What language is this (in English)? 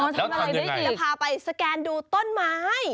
Thai